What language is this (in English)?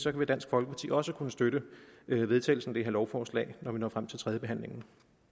Danish